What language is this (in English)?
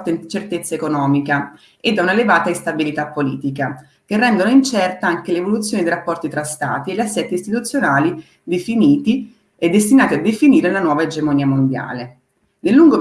Italian